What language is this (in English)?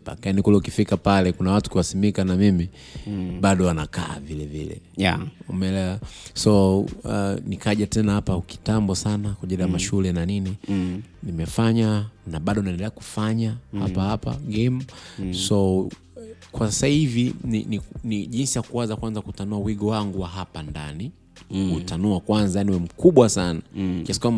Swahili